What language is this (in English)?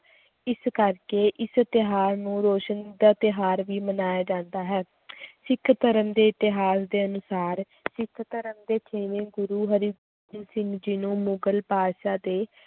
Punjabi